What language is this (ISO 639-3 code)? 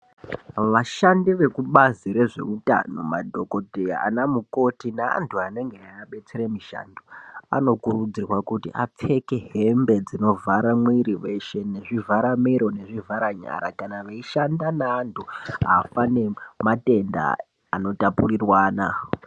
ndc